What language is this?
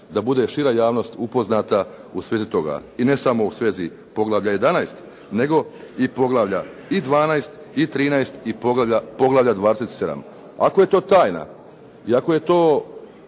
Croatian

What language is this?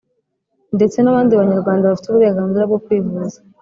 Kinyarwanda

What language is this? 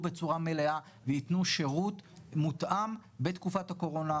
Hebrew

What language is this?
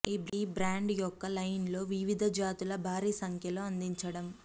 Telugu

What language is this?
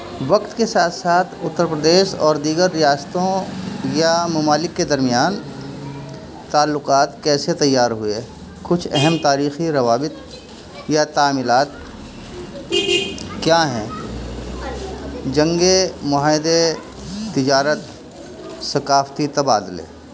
Urdu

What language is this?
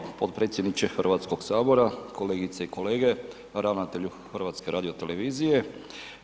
Croatian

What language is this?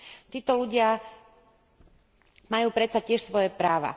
Slovak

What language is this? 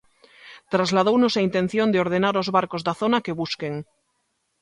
Galician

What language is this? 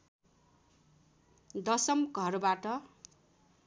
Nepali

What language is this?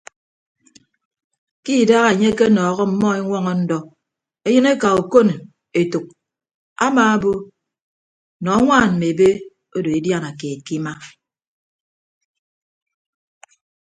Ibibio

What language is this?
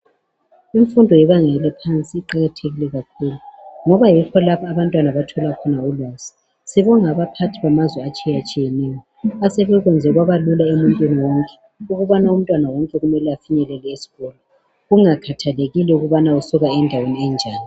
North Ndebele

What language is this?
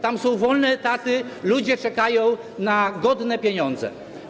Polish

